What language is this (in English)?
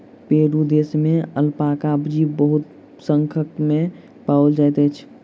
Maithili